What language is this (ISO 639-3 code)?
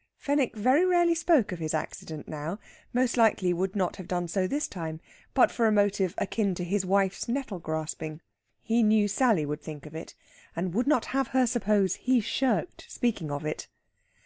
eng